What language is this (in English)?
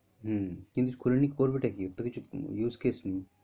Bangla